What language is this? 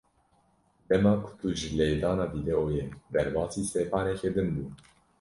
Kurdish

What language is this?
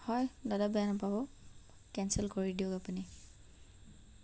Assamese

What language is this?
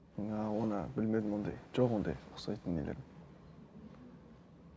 Kazakh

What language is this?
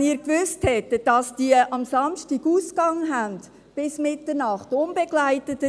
Swiss German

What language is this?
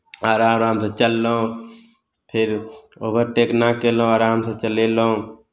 Maithili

